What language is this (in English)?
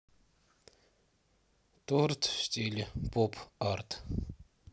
Russian